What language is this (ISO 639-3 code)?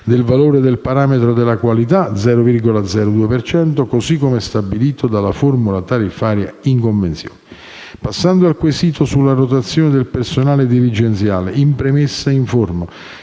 ita